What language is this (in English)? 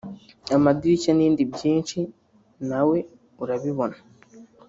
Kinyarwanda